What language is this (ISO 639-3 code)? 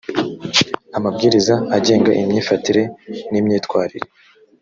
kin